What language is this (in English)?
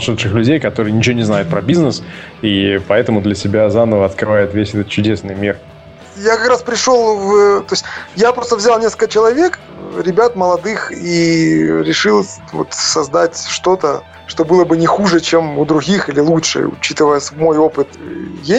Russian